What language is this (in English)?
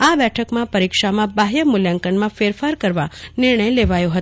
Gujarati